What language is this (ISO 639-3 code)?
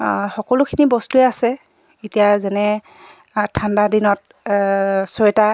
asm